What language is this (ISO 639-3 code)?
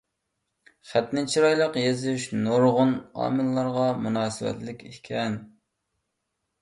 uig